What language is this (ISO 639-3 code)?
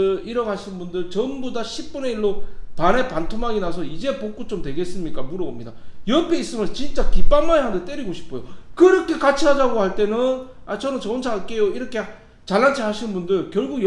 kor